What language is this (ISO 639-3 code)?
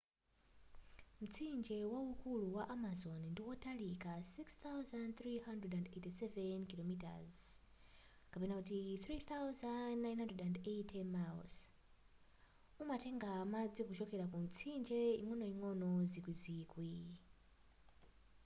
nya